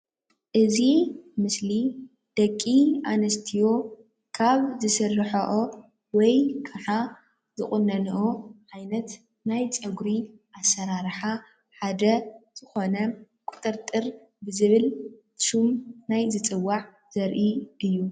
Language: Tigrinya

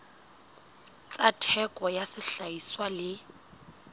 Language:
Southern Sotho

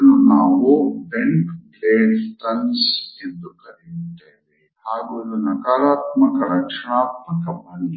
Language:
Kannada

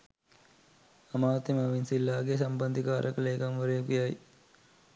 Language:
Sinhala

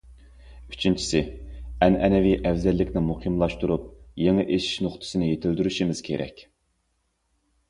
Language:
Uyghur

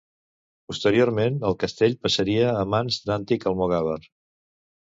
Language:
Catalan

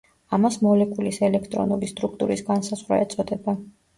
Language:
Georgian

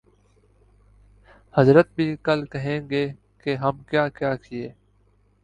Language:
Urdu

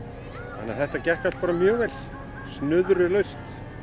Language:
Icelandic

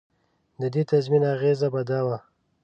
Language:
Pashto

